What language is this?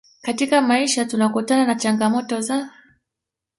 Swahili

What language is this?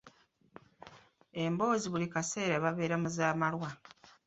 Ganda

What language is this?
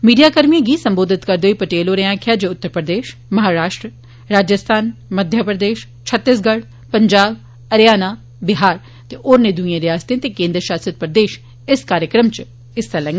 Dogri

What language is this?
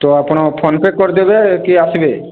Odia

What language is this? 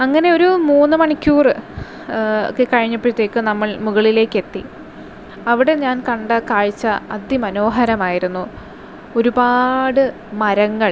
Malayalam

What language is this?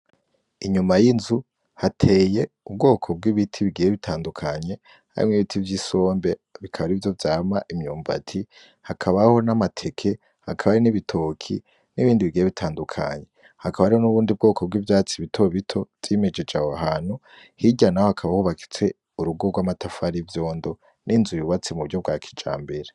Rundi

